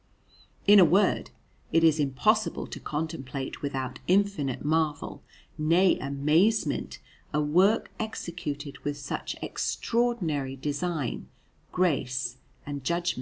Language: English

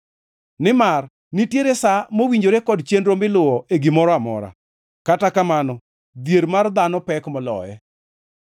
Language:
Luo (Kenya and Tanzania)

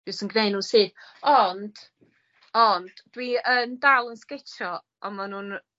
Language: Welsh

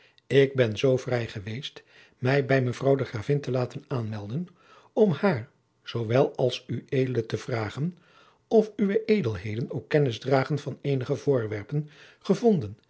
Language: Dutch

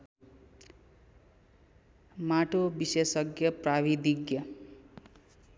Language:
Nepali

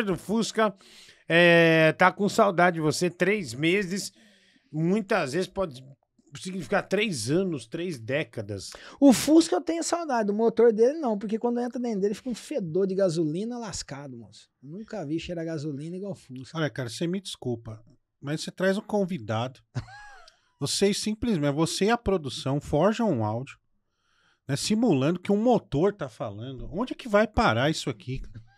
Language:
Portuguese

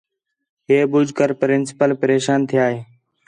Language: Khetrani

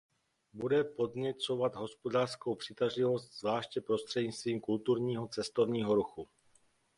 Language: Czech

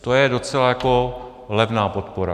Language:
Czech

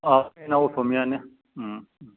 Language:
Bodo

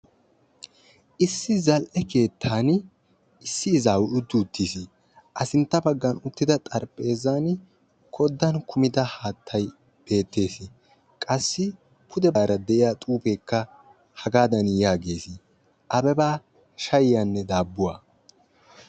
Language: Wolaytta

